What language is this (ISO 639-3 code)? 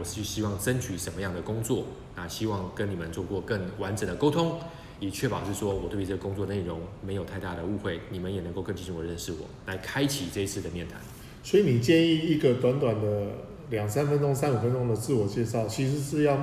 zho